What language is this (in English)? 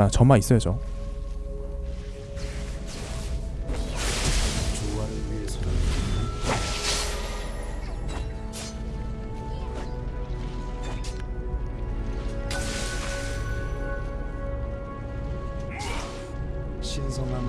Korean